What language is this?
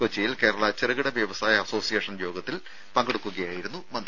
Malayalam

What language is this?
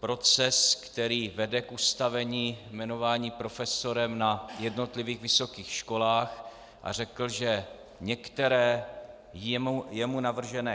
Czech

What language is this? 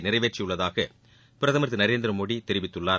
Tamil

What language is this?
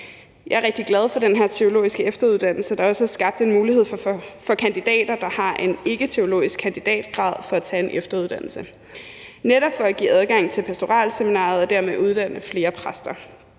Danish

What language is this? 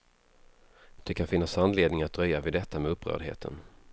Swedish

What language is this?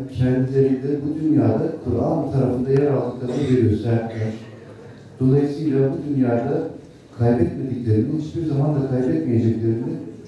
Turkish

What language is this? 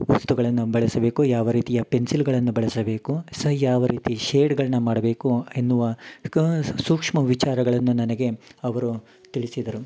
Kannada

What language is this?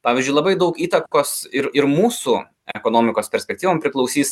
Lithuanian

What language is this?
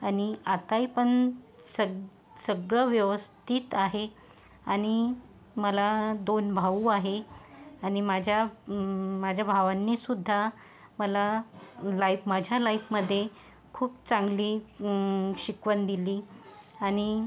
Marathi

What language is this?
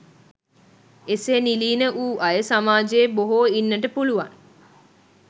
Sinhala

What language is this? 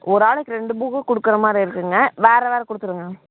Tamil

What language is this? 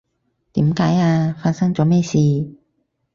Cantonese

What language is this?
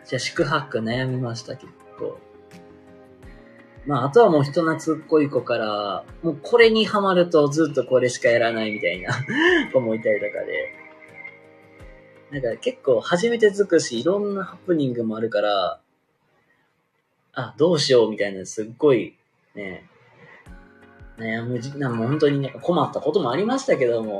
Japanese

